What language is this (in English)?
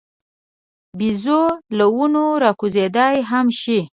Pashto